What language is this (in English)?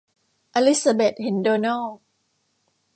Thai